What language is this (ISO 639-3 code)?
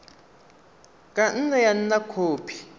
tsn